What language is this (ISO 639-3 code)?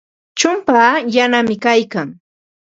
qva